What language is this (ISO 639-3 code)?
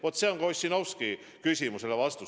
est